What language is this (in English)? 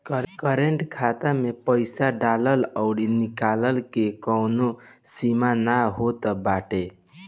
Bhojpuri